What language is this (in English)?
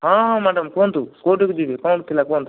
Odia